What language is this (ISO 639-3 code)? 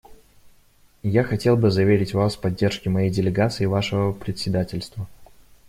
rus